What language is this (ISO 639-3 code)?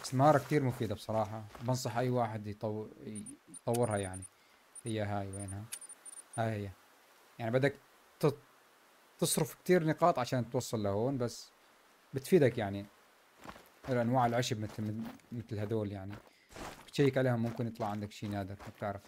ara